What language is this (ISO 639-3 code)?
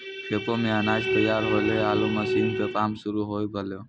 mai